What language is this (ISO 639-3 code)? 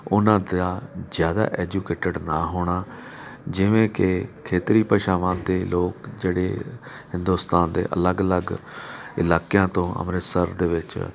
pan